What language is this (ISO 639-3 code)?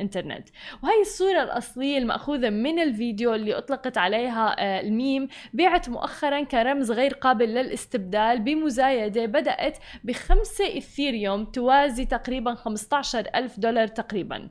ara